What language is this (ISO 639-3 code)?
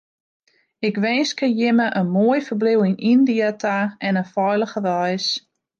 fry